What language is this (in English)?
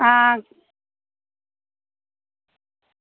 Dogri